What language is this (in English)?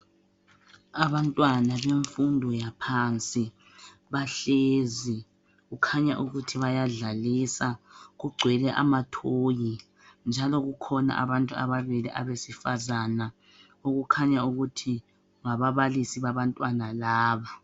North Ndebele